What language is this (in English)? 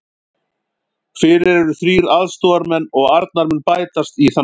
Icelandic